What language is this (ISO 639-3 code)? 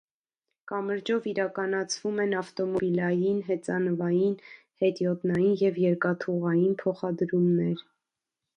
hye